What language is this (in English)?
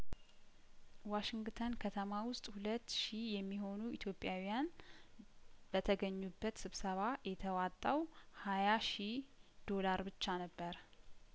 Amharic